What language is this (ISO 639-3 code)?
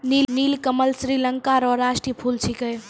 mai